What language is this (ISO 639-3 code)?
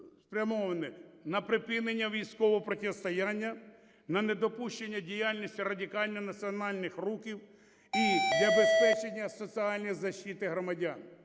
ukr